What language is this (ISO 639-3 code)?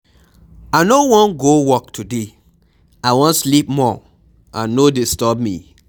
pcm